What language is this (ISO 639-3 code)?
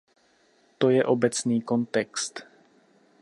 ces